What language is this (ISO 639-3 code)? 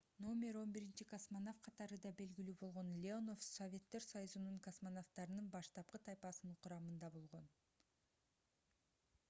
kir